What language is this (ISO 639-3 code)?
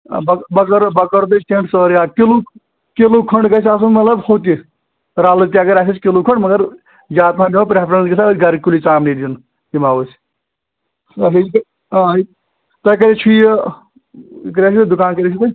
kas